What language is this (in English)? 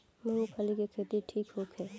Bhojpuri